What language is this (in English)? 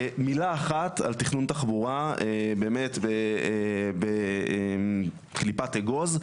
Hebrew